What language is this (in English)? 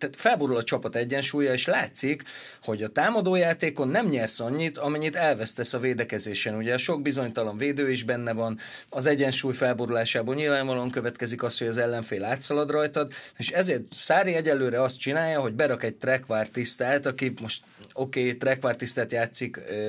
Hungarian